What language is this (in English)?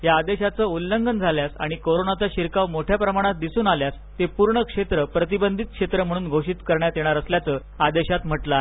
Marathi